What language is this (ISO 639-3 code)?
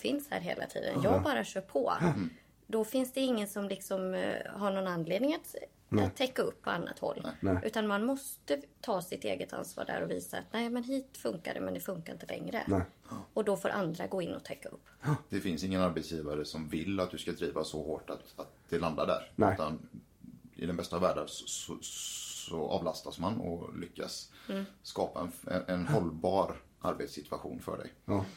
swe